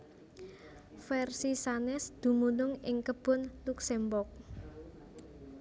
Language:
Javanese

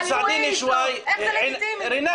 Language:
Hebrew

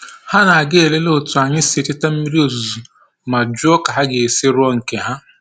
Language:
Igbo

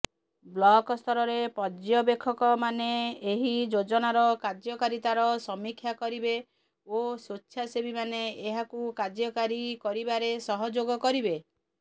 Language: Odia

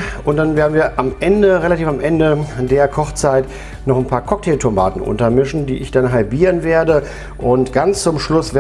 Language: German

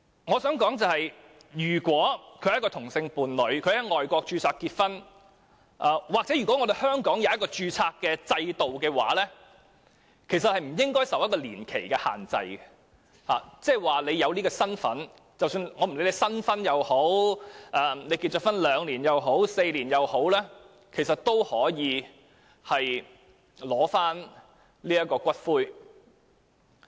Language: Cantonese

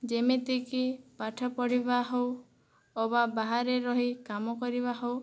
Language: Odia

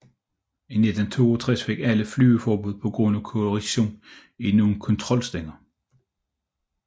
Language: Danish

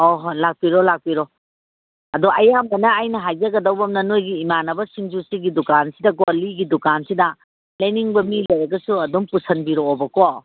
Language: Manipuri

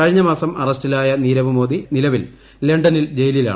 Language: Malayalam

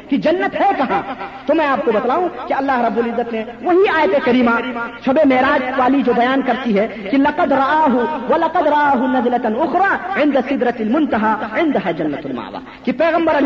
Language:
Urdu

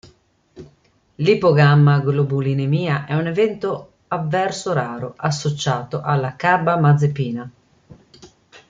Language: Italian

